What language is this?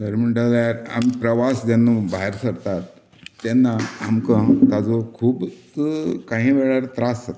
Konkani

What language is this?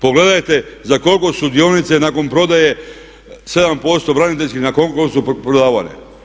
Croatian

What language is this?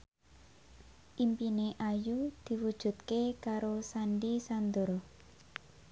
Javanese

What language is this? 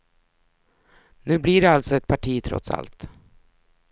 Swedish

